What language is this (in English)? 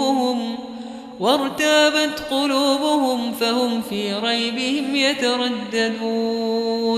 Arabic